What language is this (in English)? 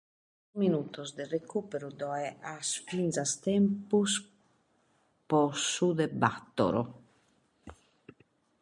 Sardinian